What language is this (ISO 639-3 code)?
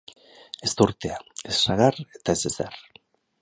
eus